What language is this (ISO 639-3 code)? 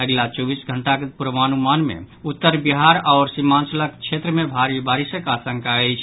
mai